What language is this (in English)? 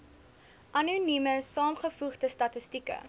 Afrikaans